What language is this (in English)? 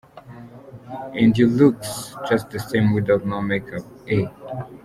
Kinyarwanda